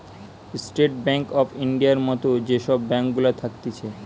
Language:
Bangla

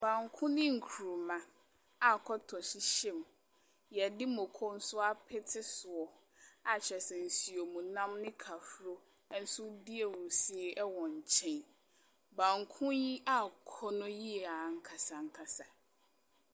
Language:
Akan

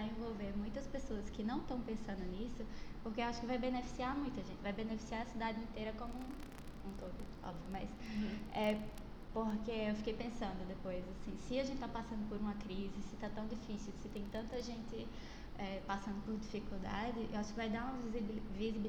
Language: Portuguese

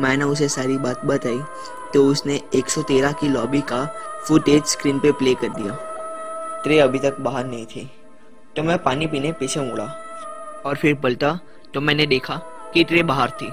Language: Hindi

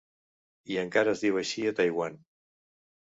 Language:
Catalan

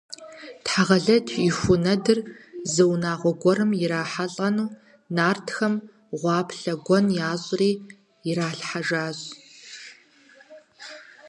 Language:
Kabardian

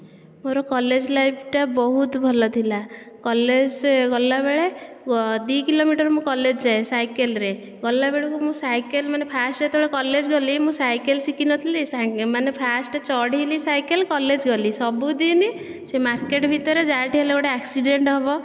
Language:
Odia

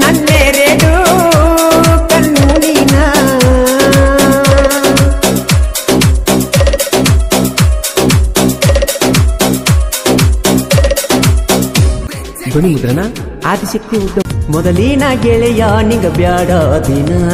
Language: Arabic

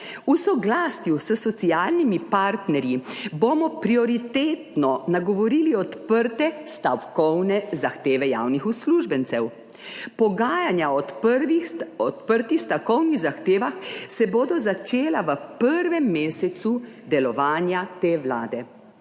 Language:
Slovenian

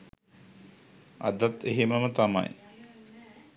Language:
Sinhala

